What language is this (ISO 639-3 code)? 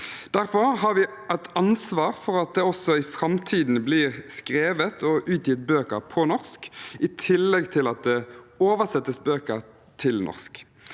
nor